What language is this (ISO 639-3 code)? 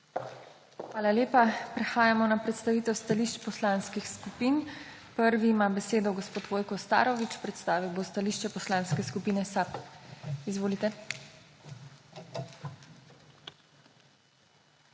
slv